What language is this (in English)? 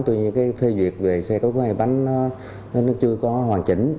Vietnamese